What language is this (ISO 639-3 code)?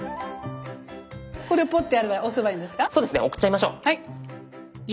jpn